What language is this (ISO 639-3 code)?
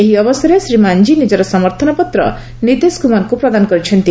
ori